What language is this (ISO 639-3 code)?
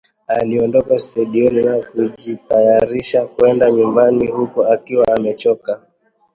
swa